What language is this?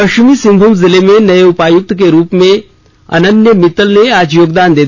Hindi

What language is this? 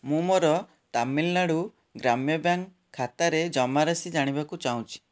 Odia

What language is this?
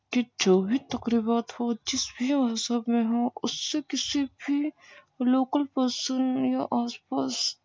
Urdu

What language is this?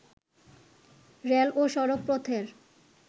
Bangla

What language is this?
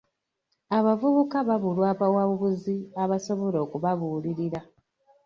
Ganda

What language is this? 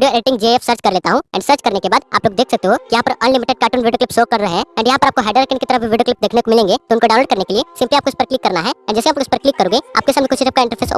Hindi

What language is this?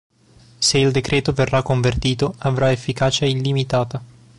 Italian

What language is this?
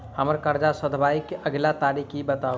Maithili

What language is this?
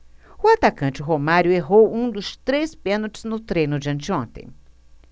Portuguese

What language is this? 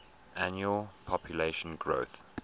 English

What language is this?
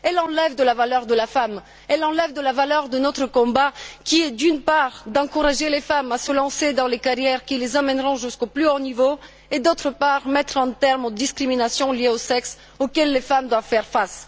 French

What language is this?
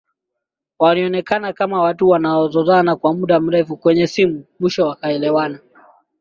Swahili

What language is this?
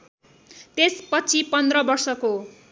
Nepali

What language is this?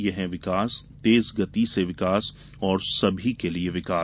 Hindi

